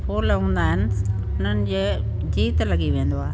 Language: Sindhi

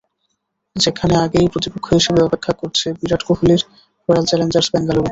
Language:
Bangla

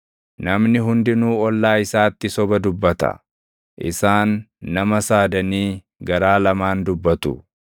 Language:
Oromo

